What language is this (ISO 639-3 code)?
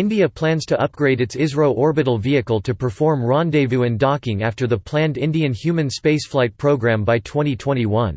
eng